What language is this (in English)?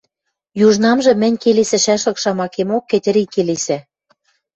Western Mari